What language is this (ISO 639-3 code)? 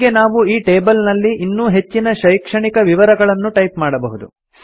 kan